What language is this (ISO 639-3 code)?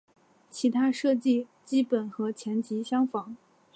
zho